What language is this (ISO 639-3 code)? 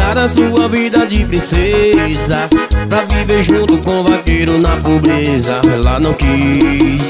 por